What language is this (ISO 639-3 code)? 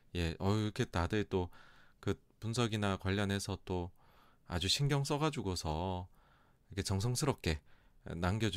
kor